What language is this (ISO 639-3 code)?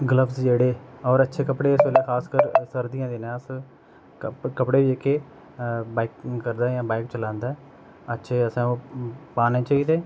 doi